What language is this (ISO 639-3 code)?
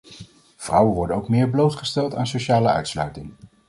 nld